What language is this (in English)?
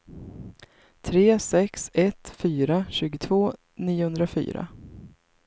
Swedish